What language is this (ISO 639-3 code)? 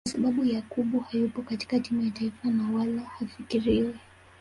swa